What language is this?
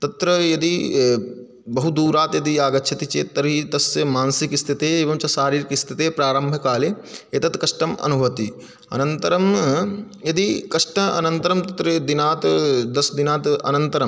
Sanskrit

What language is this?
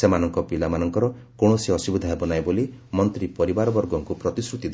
Odia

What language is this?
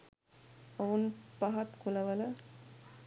Sinhala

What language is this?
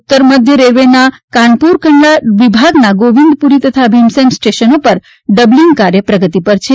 Gujarati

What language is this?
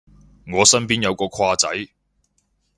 Cantonese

